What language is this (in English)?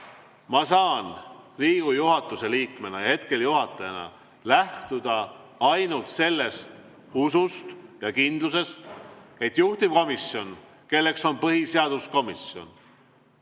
Estonian